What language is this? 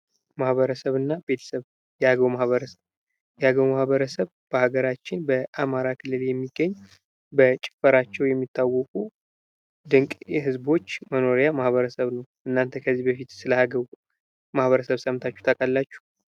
Amharic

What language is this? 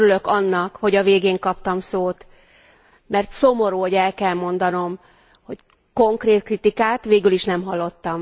Hungarian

